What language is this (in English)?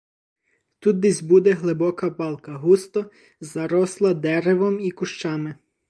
Ukrainian